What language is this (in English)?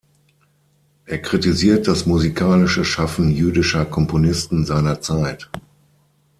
German